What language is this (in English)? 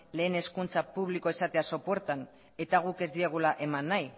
Basque